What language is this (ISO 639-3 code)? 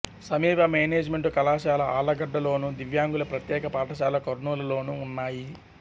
tel